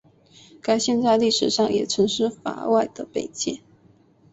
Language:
Chinese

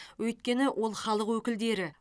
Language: Kazakh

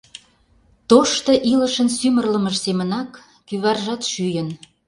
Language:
Mari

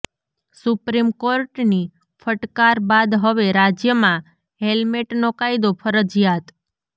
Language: Gujarati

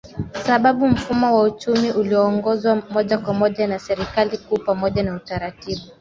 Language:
Swahili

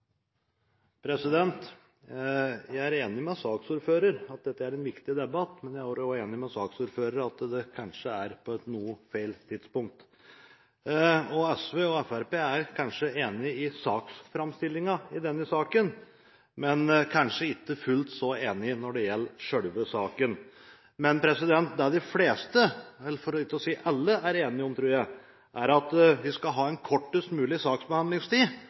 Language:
Norwegian Bokmål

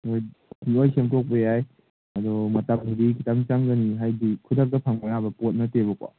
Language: Manipuri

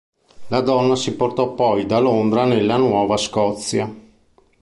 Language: Italian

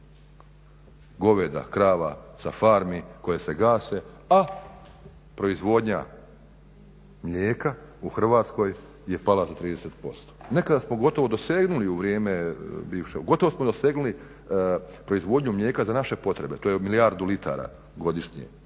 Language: Croatian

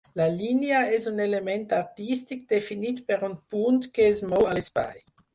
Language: Catalan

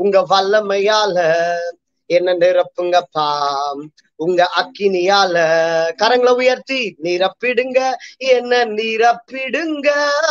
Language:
Vietnamese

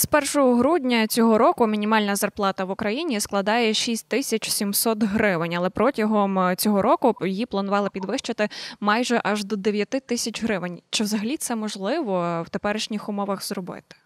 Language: Ukrainian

